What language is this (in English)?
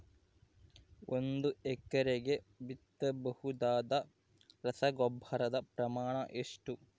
Kannada